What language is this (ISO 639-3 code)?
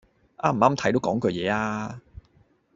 yue